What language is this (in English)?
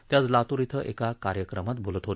Marathi